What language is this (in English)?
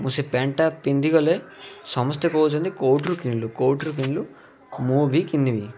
Odia